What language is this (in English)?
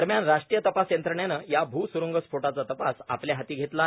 Marathi